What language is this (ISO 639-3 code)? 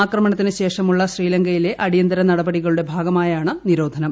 mal